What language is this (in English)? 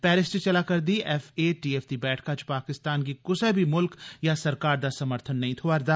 Dogri